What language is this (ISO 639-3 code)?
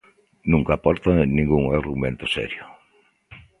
glg